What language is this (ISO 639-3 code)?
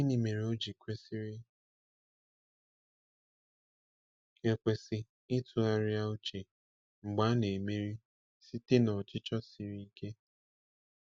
ibo